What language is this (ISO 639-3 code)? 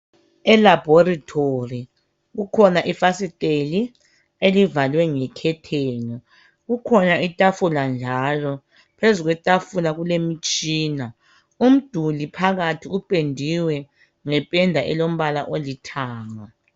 nde